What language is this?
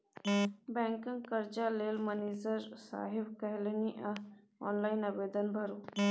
Maithili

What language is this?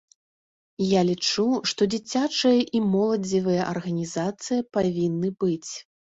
Belarusian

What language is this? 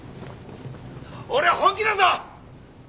Japanese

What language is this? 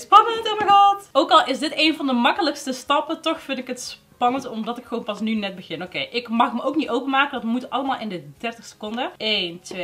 Dutch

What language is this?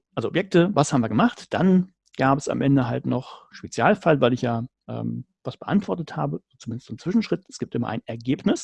German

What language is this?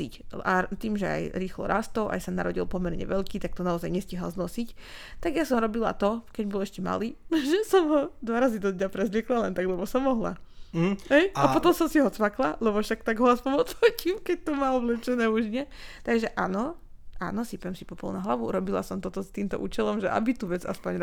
Slovak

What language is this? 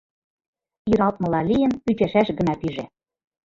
Mari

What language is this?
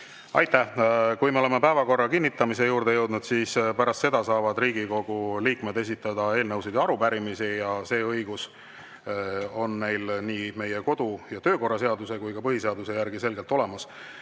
Estonian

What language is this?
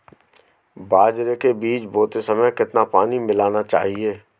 Hindi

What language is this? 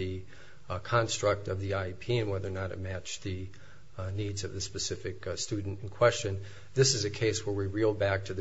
English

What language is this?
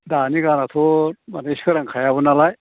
Bodo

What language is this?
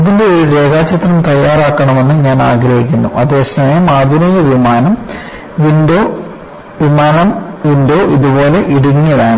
Malayalam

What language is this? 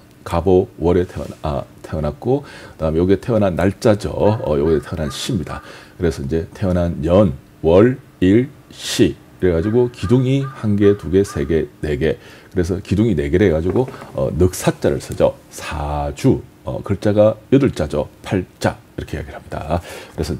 Korean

